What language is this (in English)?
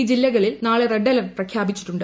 Malayalam